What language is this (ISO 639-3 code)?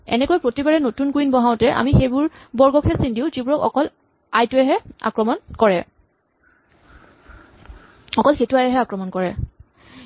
asm